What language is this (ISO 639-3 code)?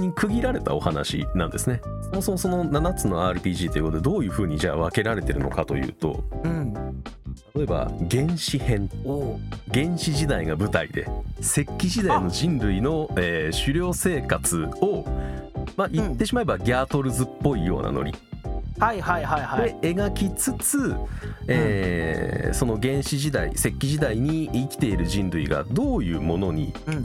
jpn